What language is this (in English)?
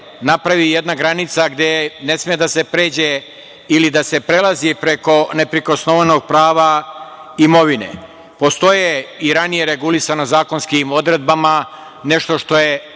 Serbian